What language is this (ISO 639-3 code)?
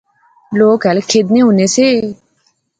phr